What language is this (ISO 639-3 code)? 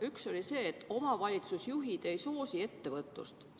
est